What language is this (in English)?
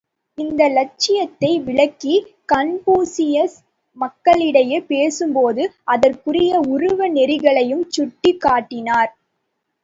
Tamil